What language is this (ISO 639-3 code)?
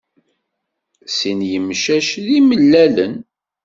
kab